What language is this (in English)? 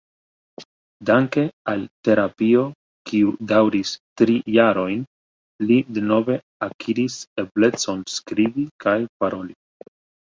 Esperanto